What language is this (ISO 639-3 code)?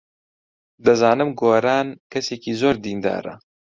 ckb